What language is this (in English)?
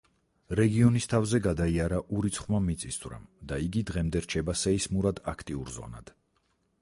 Georgian